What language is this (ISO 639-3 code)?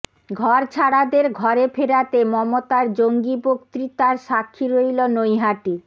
ben